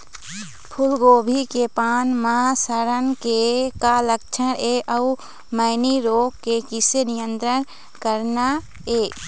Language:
Chhattisgarhi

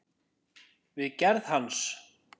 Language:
Icelandic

